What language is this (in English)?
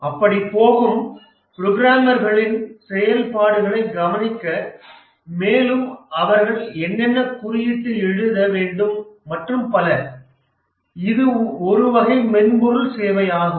Tamil